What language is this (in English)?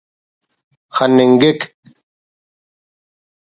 Brahui